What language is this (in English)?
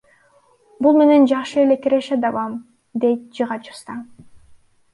Kyrgyz